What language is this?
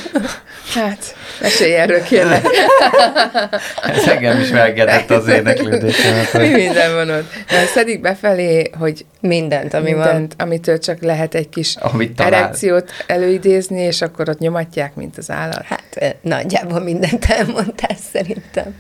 Hungarian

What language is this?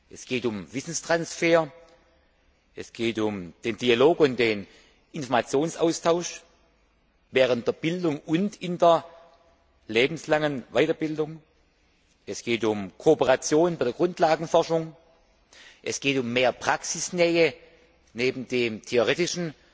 German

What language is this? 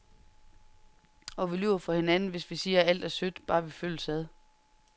Danish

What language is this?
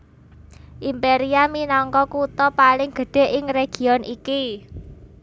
Javanese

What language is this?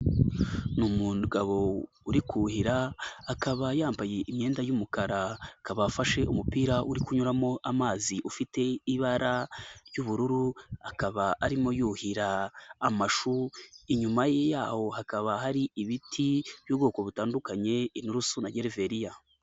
Kinyarwanda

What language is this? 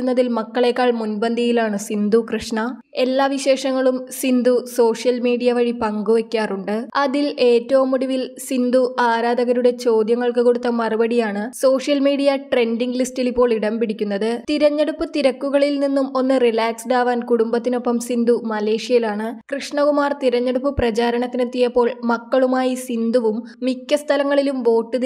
Malayalam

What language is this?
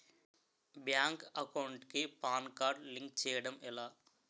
Telugu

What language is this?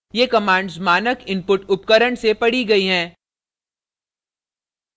Hindi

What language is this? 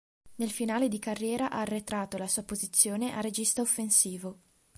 Italian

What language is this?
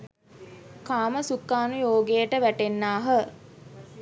Sinhala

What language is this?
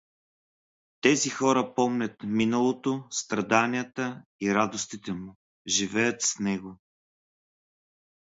Bulgarian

